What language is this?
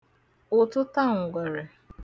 Igbo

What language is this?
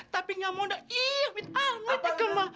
Indonesian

